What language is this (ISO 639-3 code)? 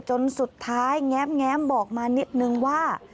tha